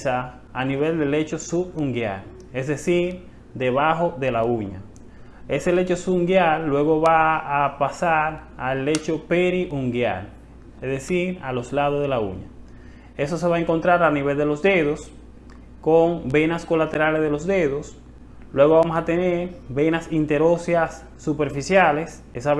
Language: Spanish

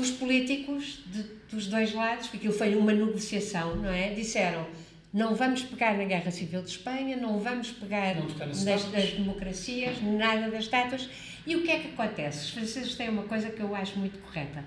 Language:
Portuguese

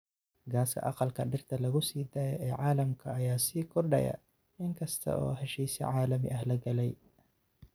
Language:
Somali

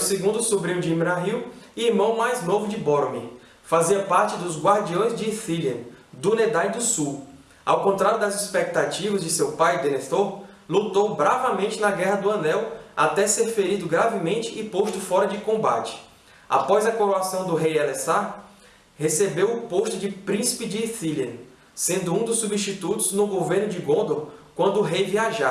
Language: Portuguese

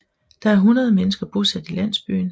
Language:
Danish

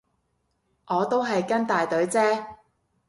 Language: Cantonese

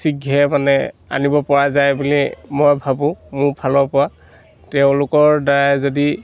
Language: Assamese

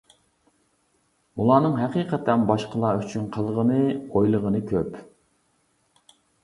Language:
Uyghur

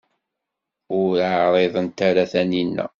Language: Kabyle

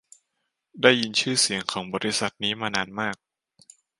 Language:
Thai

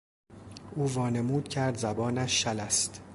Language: Persian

